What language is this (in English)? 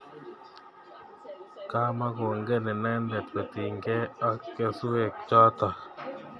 Kalenjin